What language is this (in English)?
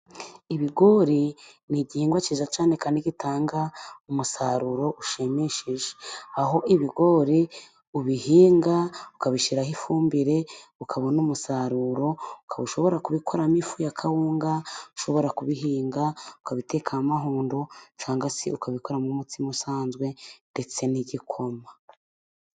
Kinyarwanda